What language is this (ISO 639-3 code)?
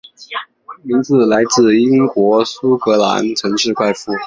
zho